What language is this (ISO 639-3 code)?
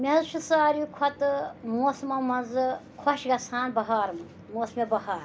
kas